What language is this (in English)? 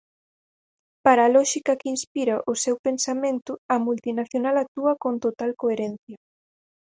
Galician